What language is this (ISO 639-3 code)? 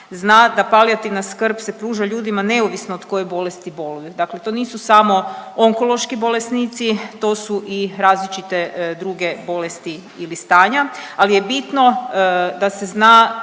hrv